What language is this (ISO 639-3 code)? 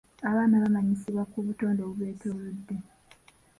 lug